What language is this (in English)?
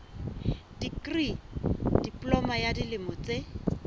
Southern Sotho